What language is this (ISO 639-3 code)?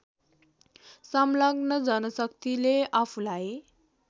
nep